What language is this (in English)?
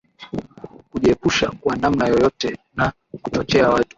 Swahili